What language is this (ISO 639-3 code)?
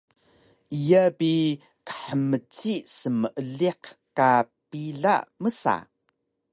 trv